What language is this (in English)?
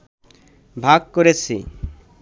Bangla